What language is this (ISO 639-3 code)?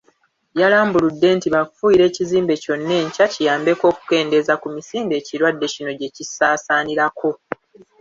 lug